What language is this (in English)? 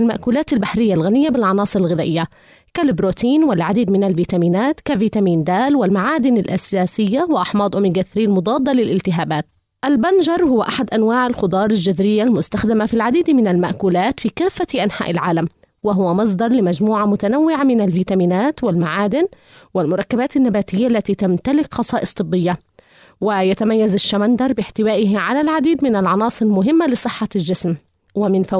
Arabic